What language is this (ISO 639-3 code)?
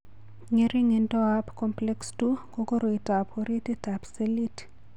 kln